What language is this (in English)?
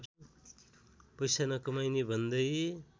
Nepali